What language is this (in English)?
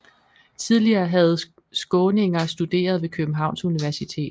Danish